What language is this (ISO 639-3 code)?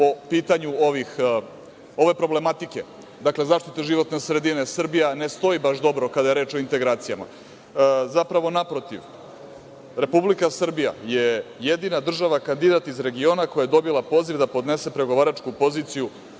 srp